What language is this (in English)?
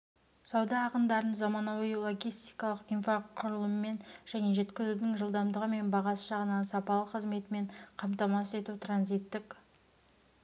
Kazakh